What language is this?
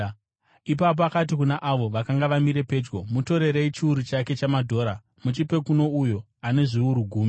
Shona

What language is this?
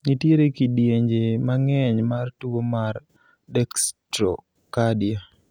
Luo (Kenya and Tanzania)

